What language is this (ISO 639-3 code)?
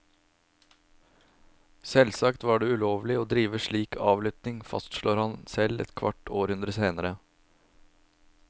nor